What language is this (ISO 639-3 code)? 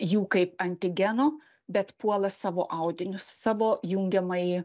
lit